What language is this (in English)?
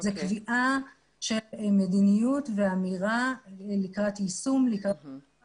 Hebrew